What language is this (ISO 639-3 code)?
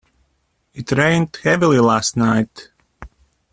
eng